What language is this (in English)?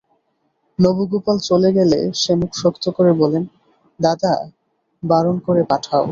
Bangla